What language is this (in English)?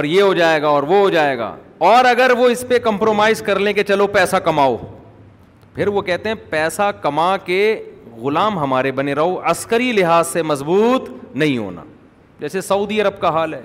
Urdu